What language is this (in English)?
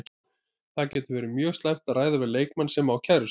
Icelandic